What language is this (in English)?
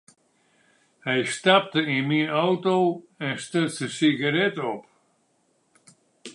Western Frisian